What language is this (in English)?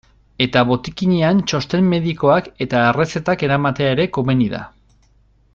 Basque